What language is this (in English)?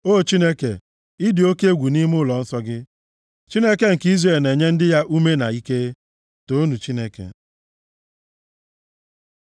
Igbo